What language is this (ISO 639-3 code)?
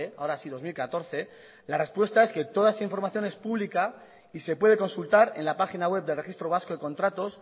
spa